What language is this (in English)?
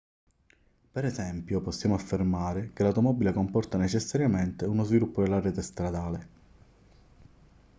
Italian